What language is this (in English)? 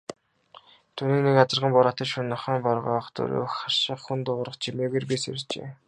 Mongolian